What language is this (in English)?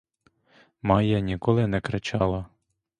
Ukrainian